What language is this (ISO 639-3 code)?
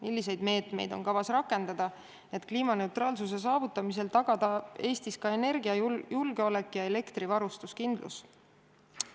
est